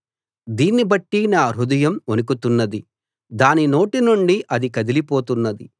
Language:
Telugu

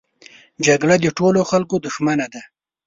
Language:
Pashto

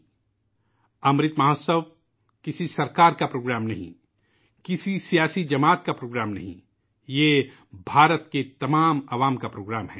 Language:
Urdu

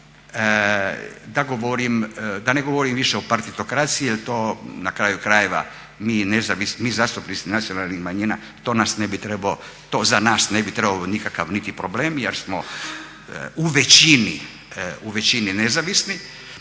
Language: Croatian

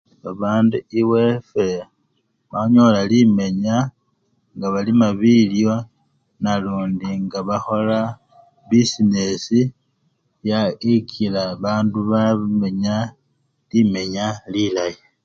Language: Luyia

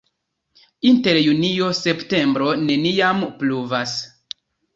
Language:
Esperanto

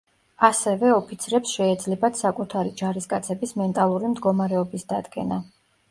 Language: Georgian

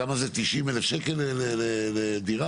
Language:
Hebrew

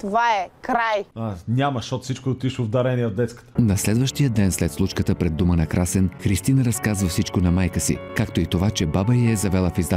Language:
Bulgarian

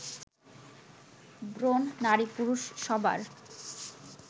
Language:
Bangla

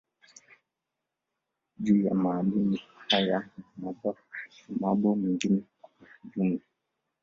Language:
Swahili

